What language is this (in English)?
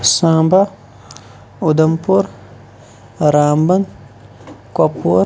Kashmiri